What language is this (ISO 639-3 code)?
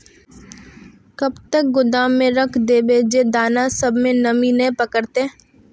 mag